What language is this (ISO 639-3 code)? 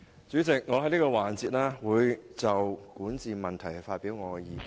yue